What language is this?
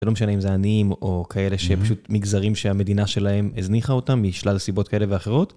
Hebrew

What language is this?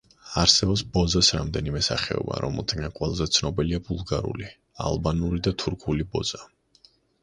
Georgian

